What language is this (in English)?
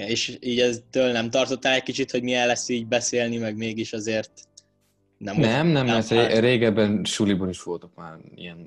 Hungarian